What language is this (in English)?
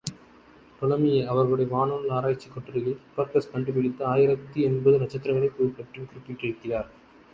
Tamil